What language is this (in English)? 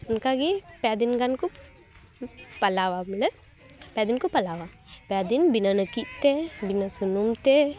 Santali